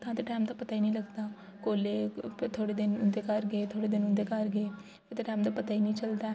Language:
Dogri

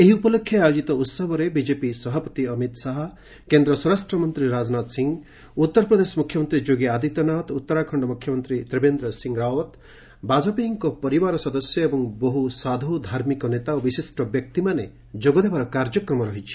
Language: Odia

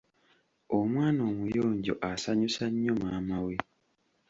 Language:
Ganda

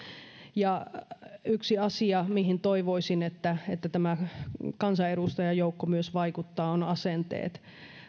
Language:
Finnish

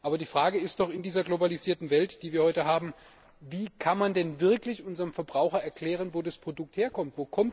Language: German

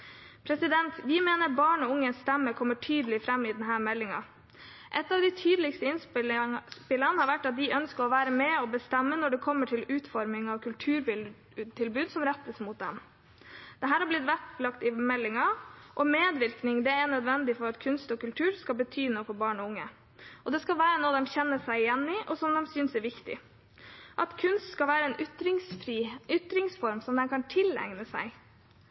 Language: Norwegian Bokmål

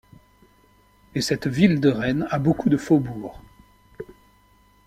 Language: French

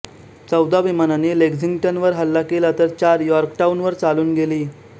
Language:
Marathi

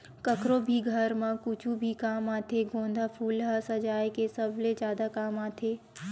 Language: Chhattisgarhi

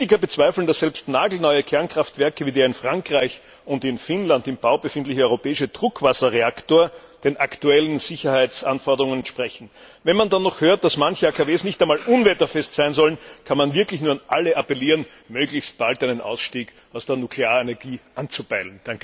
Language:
German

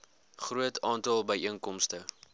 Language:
Afrikaans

